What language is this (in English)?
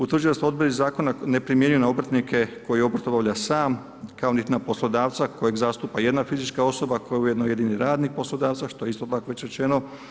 Croatian